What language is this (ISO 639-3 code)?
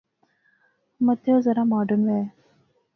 phr